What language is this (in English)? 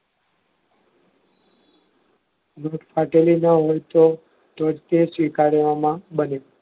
Gujarati